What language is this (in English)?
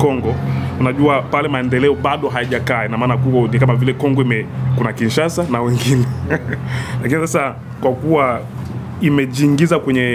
Swahili